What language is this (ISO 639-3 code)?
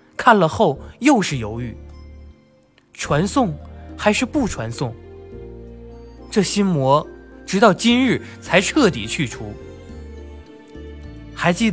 zho